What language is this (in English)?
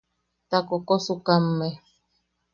Yaqui